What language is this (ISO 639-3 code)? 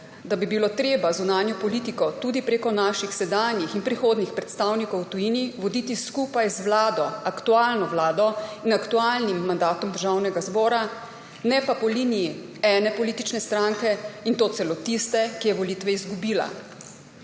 slv